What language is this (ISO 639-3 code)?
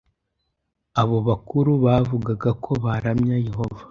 kin